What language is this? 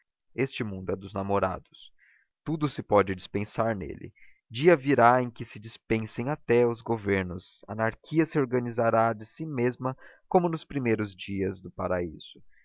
Portuguese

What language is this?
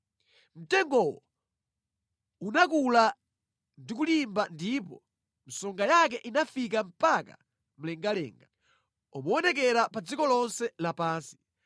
Nyanja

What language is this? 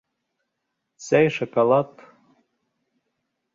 Bashkir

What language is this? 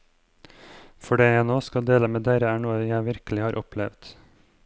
Norwegian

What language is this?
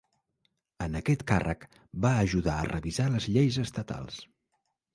Catalan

